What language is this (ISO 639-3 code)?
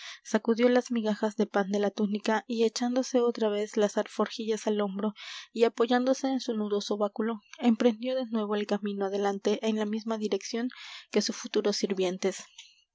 spa